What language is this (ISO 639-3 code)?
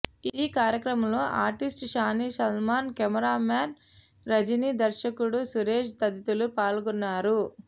tel